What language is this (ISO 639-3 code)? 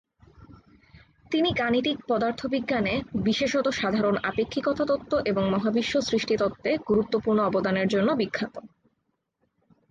ben